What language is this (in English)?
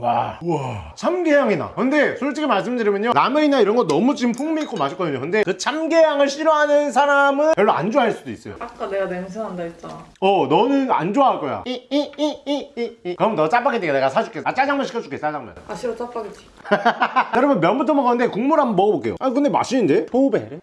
Korean